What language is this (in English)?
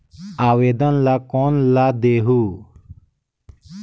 Chhattisgarhi